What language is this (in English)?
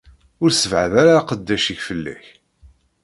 Kabyle